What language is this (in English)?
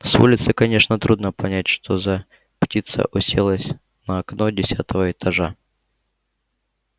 Russian